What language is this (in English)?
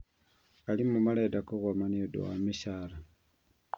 Kikuyu